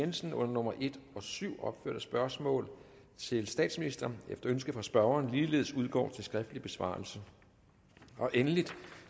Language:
Danish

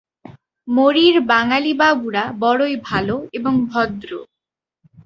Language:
Bangla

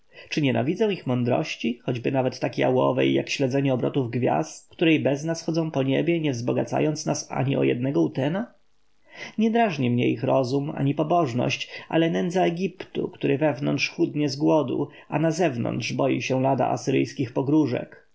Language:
Polish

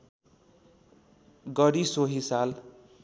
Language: Nepali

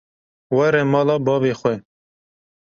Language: Kurdish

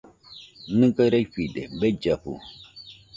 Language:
Nüpode Huitoto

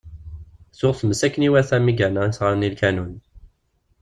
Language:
Kabyle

